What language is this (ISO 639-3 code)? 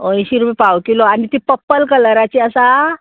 kok